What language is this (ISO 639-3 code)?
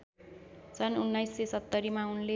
nep